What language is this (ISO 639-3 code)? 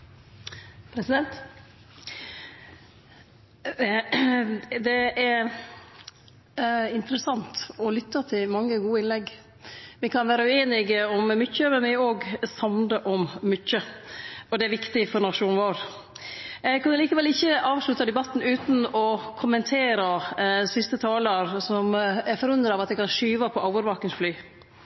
nor